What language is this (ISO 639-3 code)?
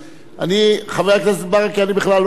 heb